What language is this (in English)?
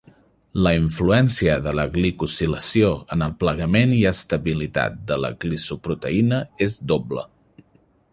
Catalan